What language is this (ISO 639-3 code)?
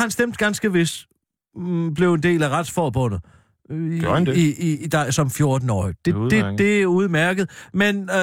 dan